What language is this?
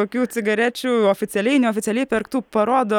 Lithuanian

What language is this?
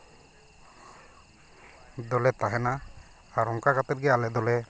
Santali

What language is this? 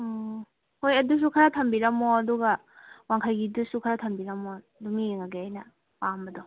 Manipuri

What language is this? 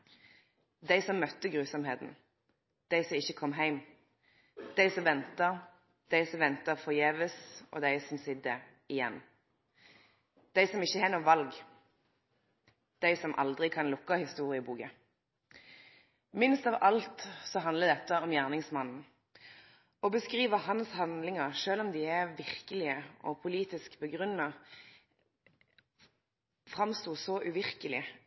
Norwegian Nynorsk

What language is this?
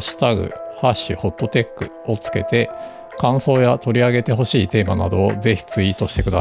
Japanese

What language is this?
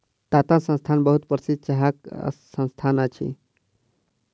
Maithili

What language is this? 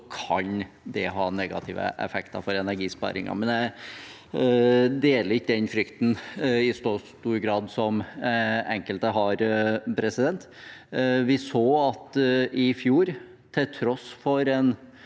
Norwegian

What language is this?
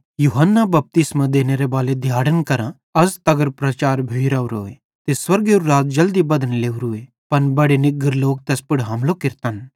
Bhadrawahi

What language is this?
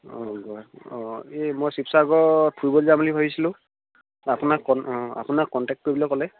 Assamese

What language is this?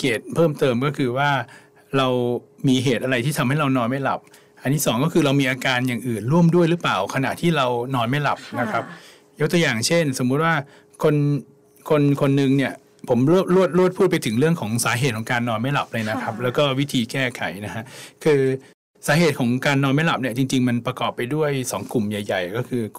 Thai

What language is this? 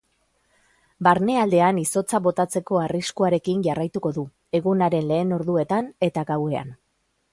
Basque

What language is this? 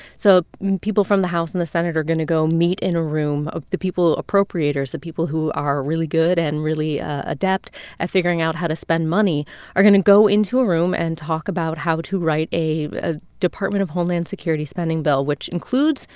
English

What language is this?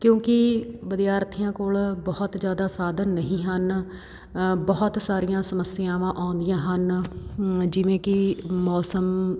Punjabi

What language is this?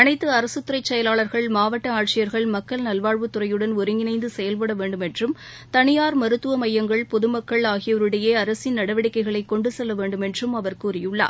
Tamil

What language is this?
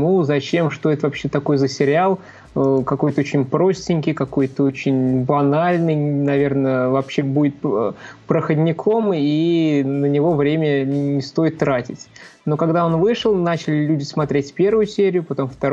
Russian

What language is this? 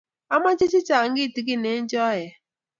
Kalenjin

